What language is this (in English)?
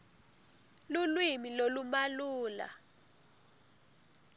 Swati